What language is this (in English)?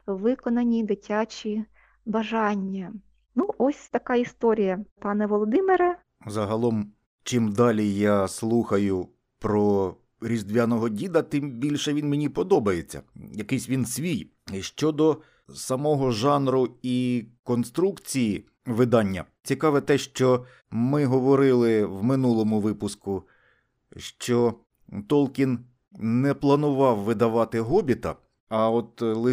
Ukrainian